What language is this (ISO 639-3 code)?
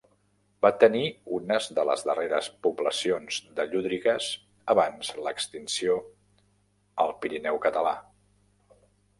cat